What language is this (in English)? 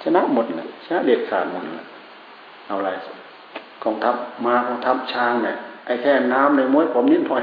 Thai